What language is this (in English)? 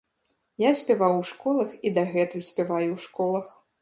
Belarusian